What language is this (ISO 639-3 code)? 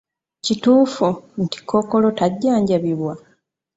lug